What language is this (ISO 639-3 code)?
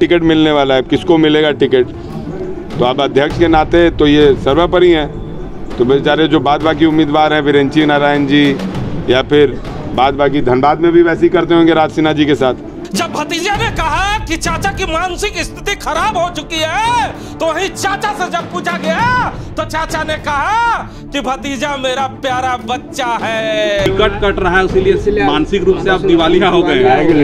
hin